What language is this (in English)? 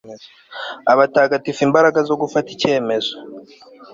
Kinyarwanda